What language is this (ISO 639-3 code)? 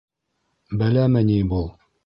bak